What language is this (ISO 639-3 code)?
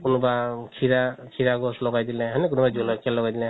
asm